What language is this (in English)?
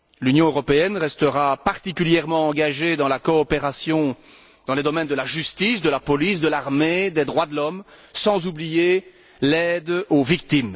French